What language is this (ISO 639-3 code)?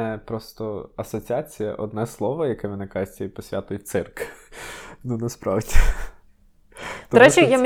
ukr